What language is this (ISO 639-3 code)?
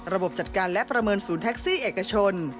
tha